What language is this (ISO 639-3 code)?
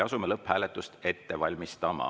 est